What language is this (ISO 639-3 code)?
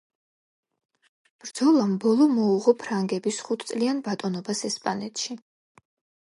kat